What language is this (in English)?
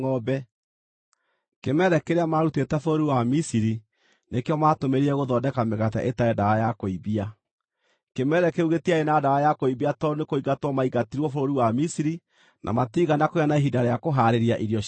Kikuyu